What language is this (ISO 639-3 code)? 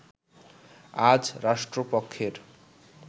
ben